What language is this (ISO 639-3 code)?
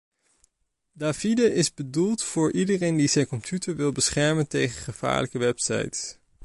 nld